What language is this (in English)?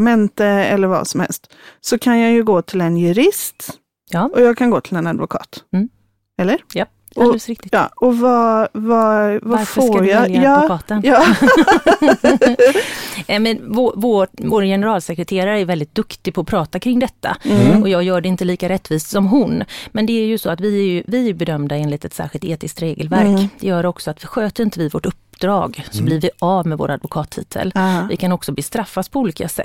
Swedish